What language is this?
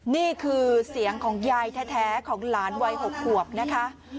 Thai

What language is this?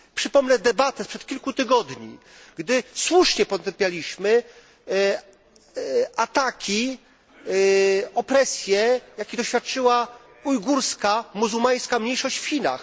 Polish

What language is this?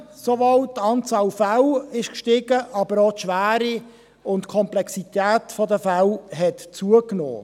Swiss German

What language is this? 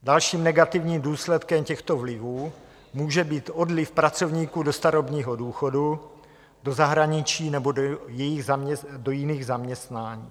Czech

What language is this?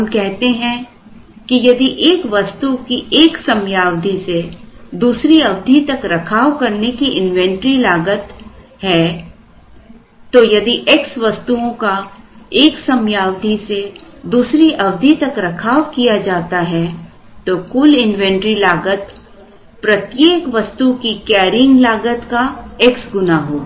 Hindi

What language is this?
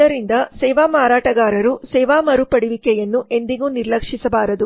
Kannada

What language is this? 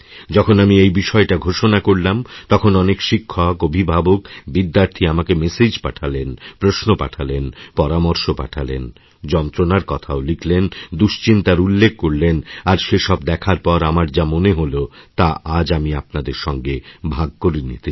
Bangla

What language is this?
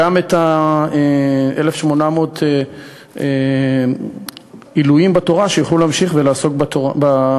Hebrew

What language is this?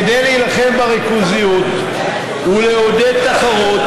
Hebrew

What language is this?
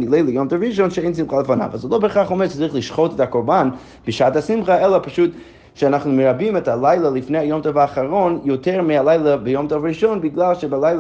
Hebrew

